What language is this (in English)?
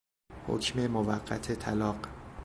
Persian